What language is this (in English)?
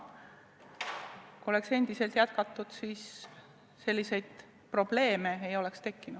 Estonian